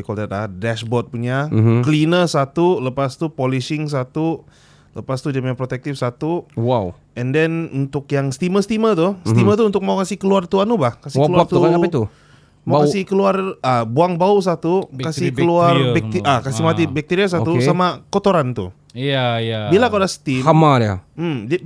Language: Malay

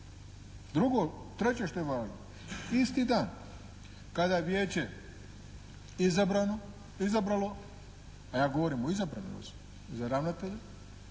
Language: Croatian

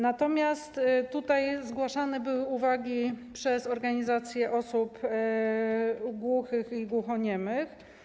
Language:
Polish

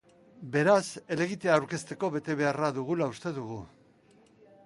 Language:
Basque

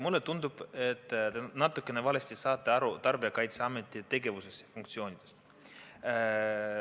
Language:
Estonian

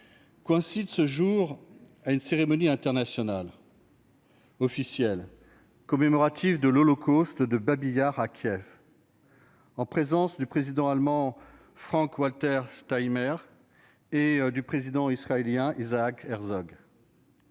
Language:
French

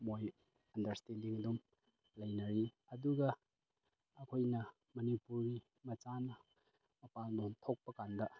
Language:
Manipuri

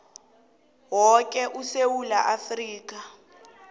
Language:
South Ndebele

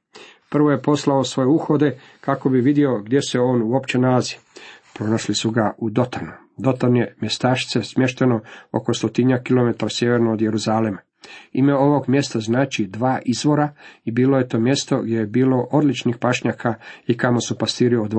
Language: Croatian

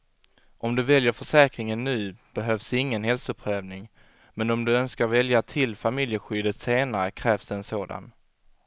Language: Swedish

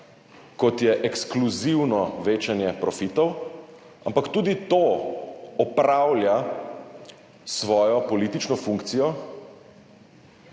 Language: Slovenian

